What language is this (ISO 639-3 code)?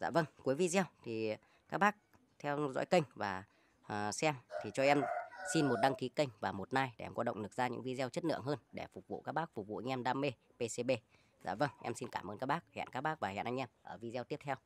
vie